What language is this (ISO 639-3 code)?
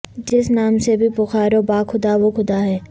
urd